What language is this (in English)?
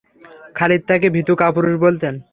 Bangla